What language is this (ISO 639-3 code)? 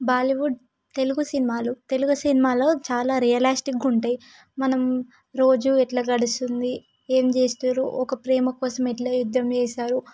tel